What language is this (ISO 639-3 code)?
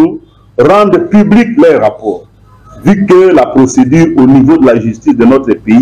fra